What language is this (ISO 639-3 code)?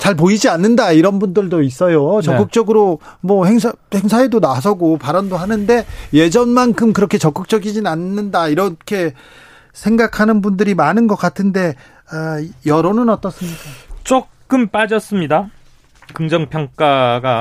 kor